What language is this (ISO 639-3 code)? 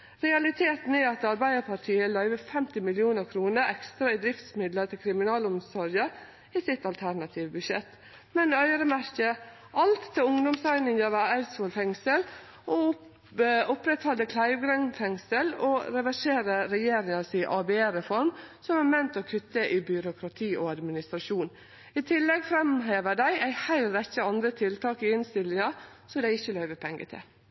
nno